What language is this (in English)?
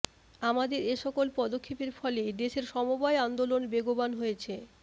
Bangla